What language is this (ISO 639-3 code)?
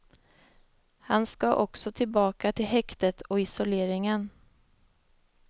swe